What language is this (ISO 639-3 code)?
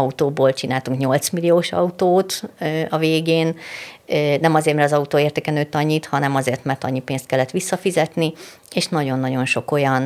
hun